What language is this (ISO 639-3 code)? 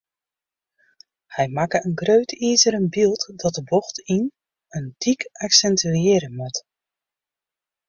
fry